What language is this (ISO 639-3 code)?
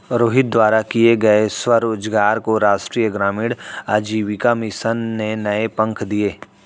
hin